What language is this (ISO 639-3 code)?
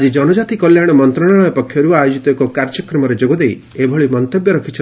ori